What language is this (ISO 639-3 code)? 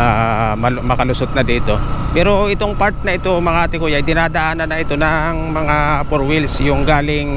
fil